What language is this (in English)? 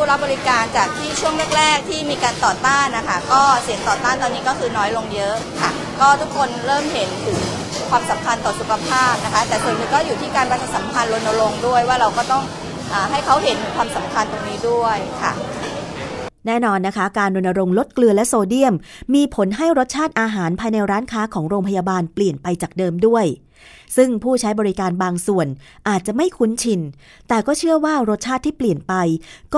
Thai